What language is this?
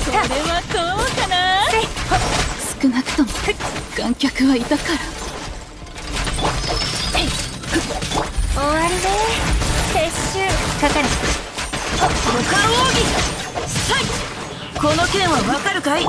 Japanese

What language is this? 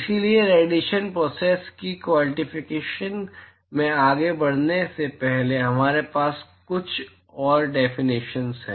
Hindi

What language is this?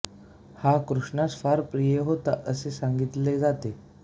Marathi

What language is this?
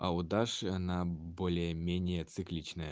Russian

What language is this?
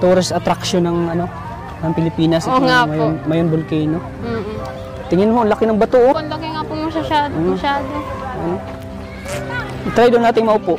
Filipino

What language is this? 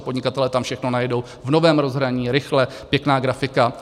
Czech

